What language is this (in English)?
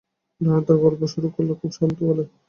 Bangla